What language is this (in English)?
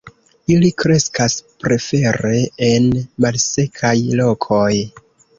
Esperanto